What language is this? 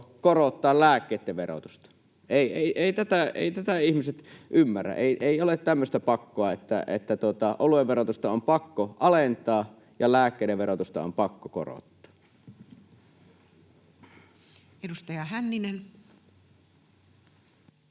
Finnish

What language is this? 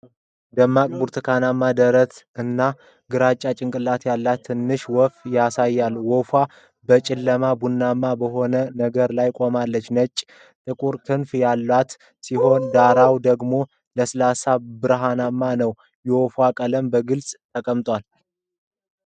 Amharic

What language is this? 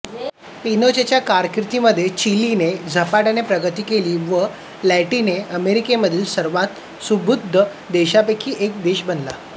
Marathi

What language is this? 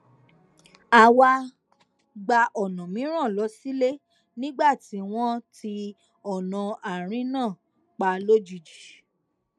Yoruba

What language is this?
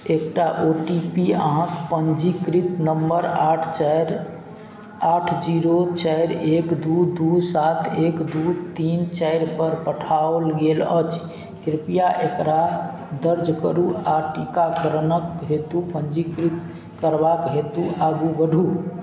Maithili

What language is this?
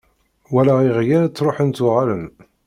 Kabyle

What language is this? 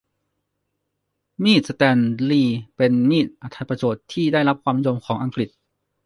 Thai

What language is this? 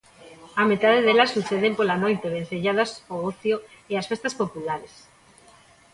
Galician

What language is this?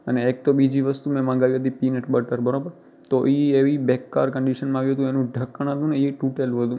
Gujarati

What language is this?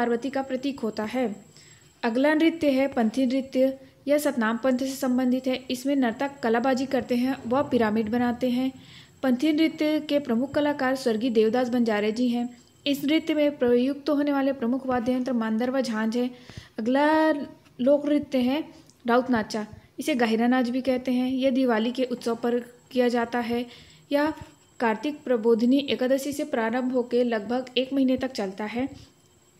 Hindi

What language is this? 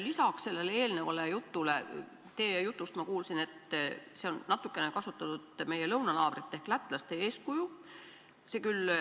Estonian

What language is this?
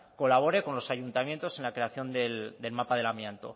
Spanish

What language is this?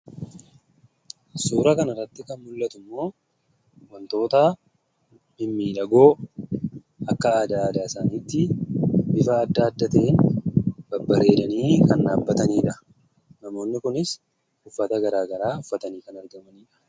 Oromo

